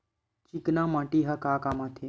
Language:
Chhattisgarhi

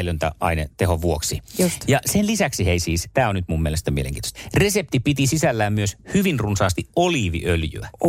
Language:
Finnish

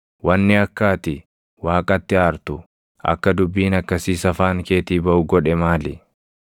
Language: Oromo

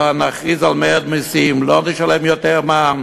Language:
Hebrew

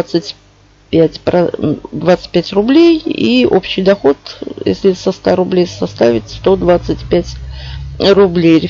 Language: Russian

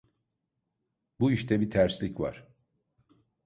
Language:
Turkish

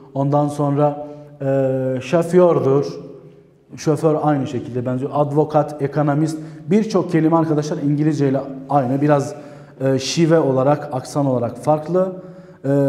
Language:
Turkish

